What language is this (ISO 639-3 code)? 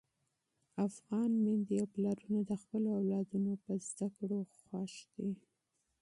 pus